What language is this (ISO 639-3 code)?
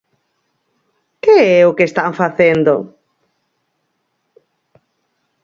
glg